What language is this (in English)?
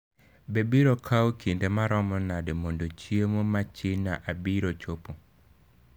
Luo (Kenya and Tanzania)